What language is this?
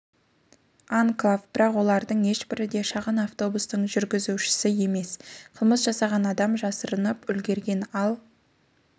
Kazakh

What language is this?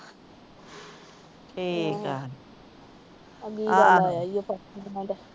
Punjabi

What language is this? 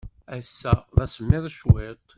Kabyle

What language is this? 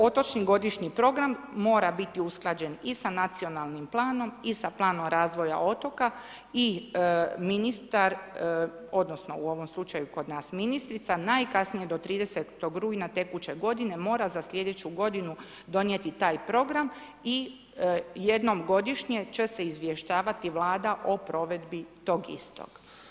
Croatian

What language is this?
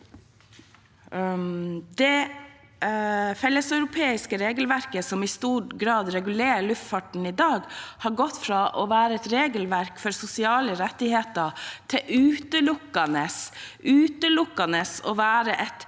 Norwegian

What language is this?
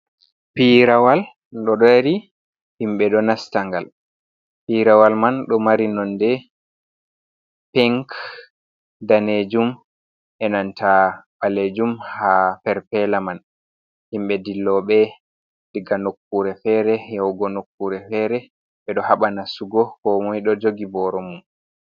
Fula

